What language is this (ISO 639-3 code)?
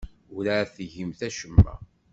kab